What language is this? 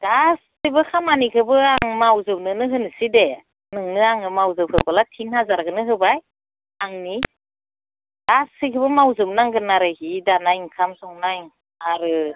Bodo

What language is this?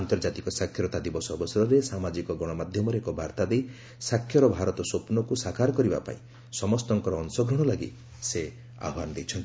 Odia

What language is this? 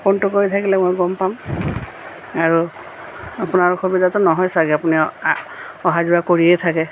Assamese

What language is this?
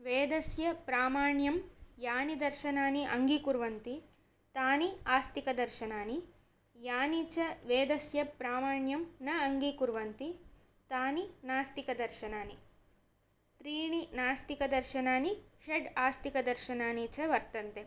Sanskrit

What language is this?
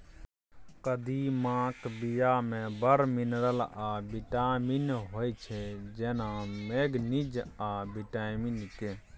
Maithili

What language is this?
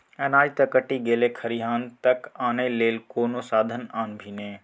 Maithili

